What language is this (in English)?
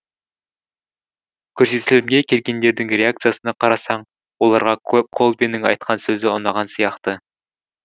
Kazakh